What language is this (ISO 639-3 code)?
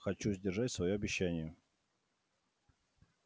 rus